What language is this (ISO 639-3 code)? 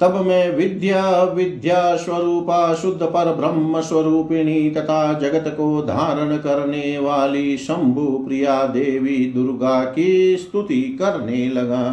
hin